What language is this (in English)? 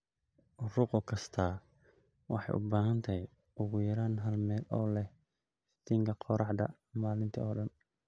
Somali